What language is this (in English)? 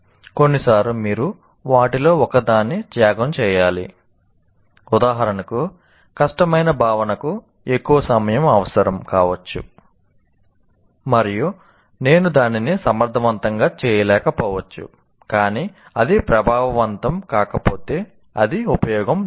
Telugu